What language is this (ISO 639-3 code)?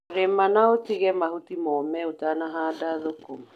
kik